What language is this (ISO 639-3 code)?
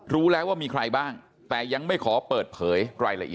tha